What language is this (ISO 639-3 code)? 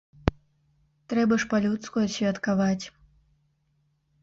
bel